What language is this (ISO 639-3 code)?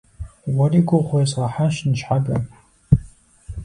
kbd